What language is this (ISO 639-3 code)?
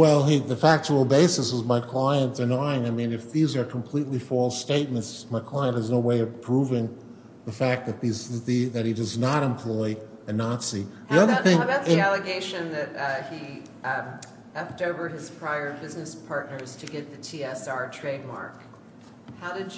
eng